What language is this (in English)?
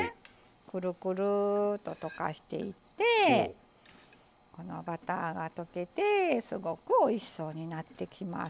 Japanese